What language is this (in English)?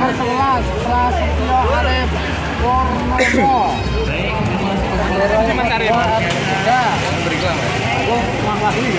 Indonesian